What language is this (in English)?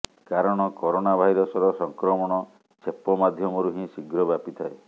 Odia